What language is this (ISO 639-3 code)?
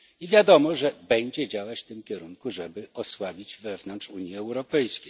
pol